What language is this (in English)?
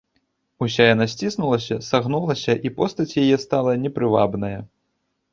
Belarusian